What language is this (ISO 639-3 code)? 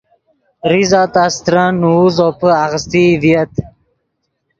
ydg